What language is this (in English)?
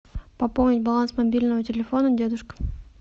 Russian